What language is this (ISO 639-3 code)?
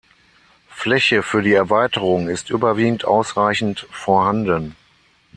deu